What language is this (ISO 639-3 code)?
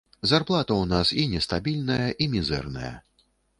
bel